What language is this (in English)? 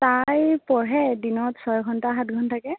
Assamese